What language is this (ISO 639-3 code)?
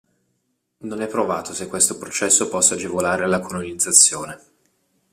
ita